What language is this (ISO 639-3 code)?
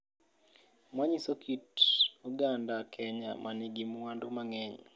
luo